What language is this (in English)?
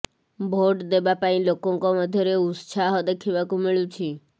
Odia